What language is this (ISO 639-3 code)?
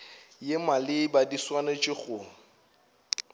nso